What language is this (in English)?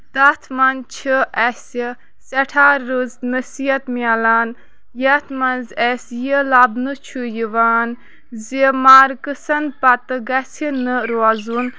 Kashmiri